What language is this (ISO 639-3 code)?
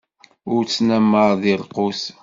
kab